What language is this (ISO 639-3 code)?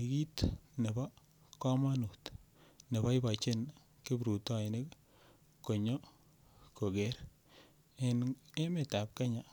kln